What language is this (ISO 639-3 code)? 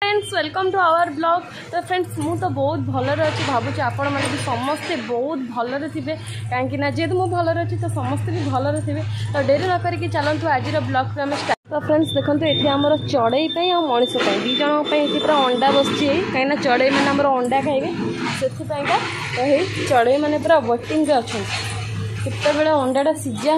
hin